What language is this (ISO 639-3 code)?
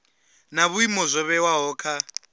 ven